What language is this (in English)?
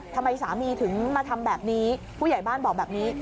Thai